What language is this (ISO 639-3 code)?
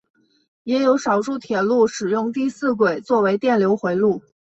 zho